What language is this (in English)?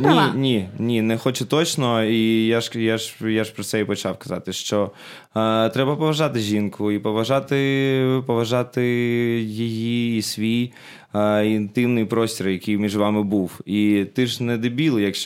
Ukrainian